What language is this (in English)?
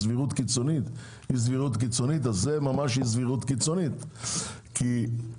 Hebrew